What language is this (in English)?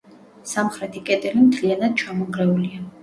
Georgian